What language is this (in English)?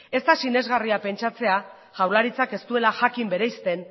Basque